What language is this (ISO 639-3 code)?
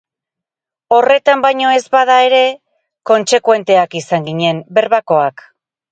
eus